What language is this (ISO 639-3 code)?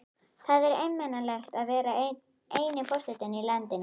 isl